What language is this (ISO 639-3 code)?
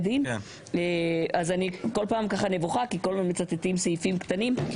heb